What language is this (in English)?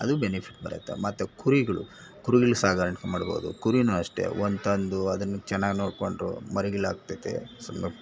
Kannada